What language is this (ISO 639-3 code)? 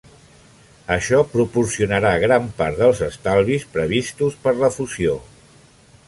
cat